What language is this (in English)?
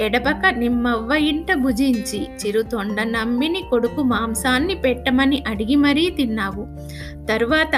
Telugu